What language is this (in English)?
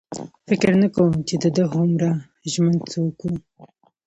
Pashto